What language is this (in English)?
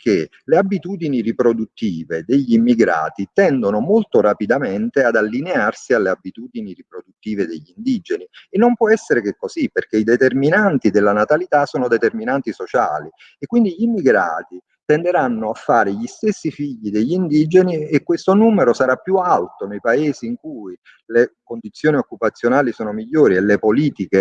Italian